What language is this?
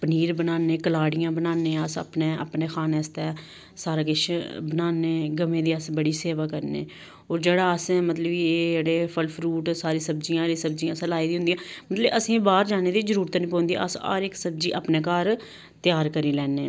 Dogri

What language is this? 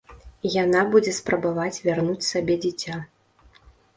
Belarusian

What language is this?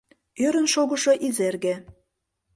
Mari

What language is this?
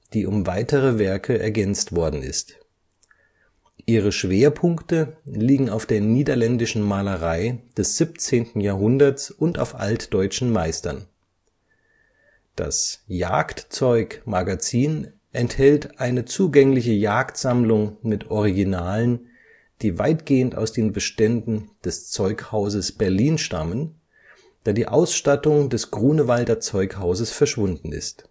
German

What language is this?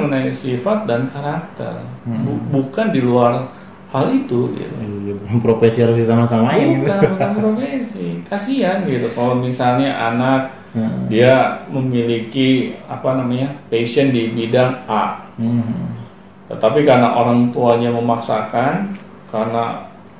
Indonesian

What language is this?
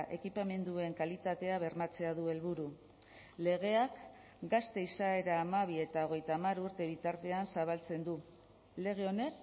Basque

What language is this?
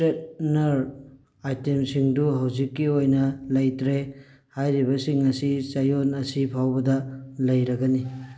Manipuri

